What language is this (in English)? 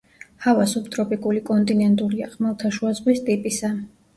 Georgian